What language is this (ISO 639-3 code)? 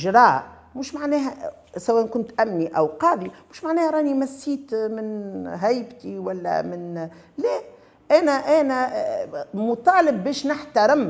ara